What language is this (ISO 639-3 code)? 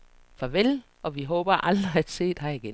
dan